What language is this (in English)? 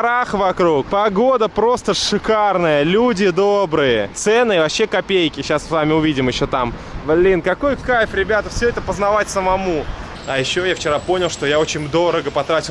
Russian